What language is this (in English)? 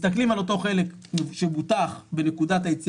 Hebrew